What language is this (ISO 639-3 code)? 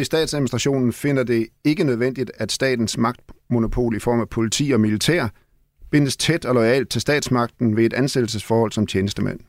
dan